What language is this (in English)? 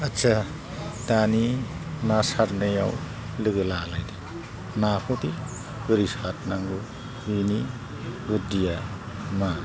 Bodo